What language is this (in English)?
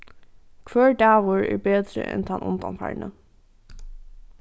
Faroese